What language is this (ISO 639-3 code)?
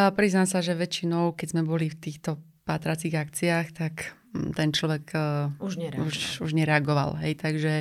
slk